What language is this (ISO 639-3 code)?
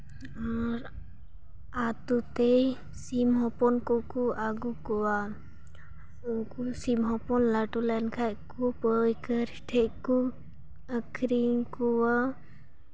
sat